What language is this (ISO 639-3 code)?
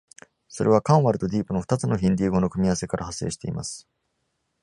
jpn